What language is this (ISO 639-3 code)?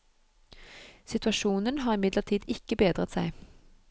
nor